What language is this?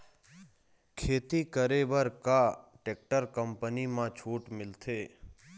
Chhattisgarhi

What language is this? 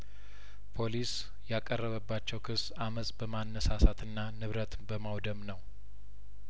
Amharic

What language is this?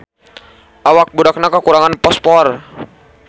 Sundanese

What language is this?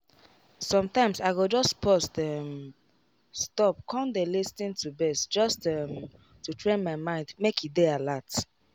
Nigerian Pidgin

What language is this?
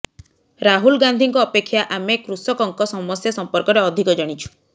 Odia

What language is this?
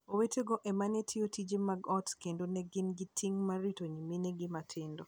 Luo (Kenya and Tanzania)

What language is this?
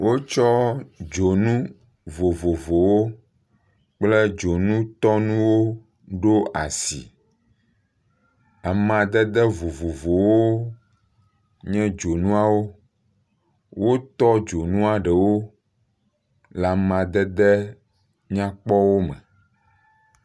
Ewe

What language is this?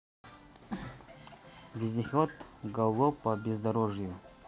Russian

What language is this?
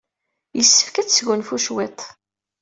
Kabyle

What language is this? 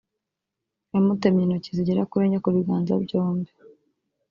Kinyarwanda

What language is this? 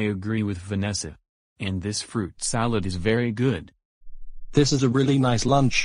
English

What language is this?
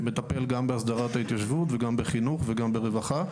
Hebrew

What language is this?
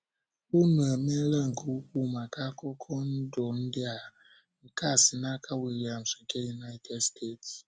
Igbo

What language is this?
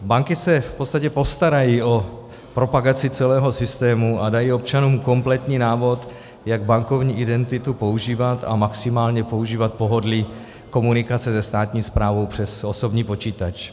Czech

